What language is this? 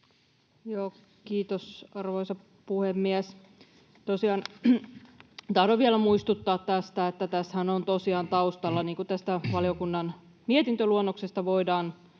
Finnish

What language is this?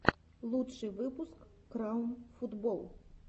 Russian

